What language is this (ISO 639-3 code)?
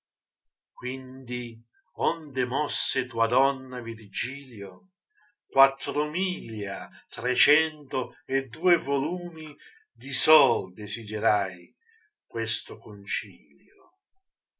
ita